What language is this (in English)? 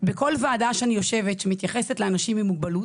Hebrew